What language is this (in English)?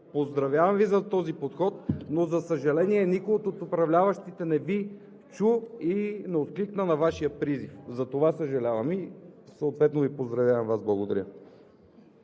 Bulgarian